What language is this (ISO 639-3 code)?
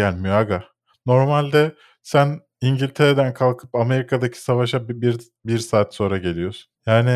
tur